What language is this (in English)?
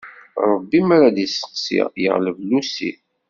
Kabyle